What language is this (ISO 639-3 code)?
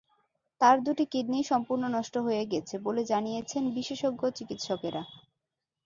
ben